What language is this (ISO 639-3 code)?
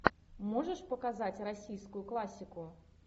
rus